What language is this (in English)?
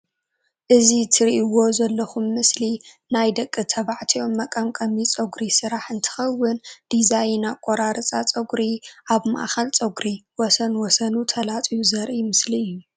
Tigrinya